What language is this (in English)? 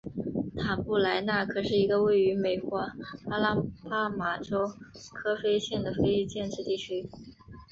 Chinese